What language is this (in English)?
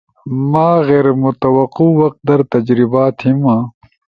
Ushojo